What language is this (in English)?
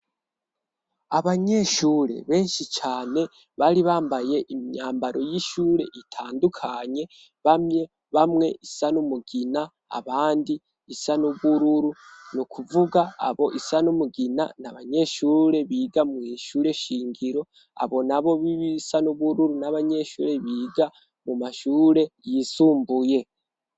Rundi